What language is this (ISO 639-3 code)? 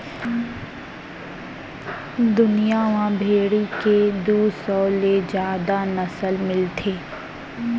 hne